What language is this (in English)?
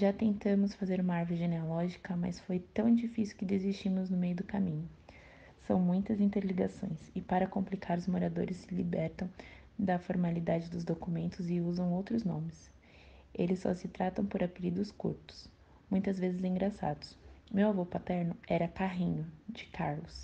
Portuguese